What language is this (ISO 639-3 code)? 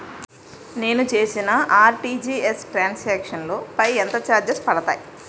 tel